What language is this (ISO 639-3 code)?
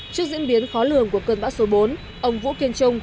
vie